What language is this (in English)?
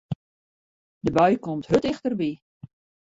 Western Frisian